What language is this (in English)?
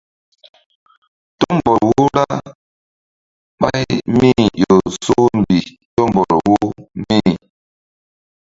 Mbum